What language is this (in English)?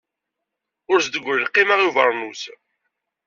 Kabyle